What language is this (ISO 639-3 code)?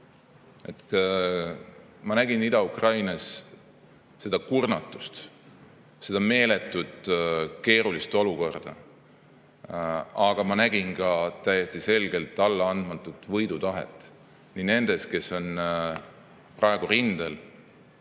est